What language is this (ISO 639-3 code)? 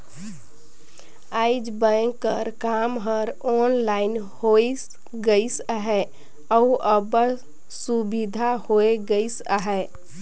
hne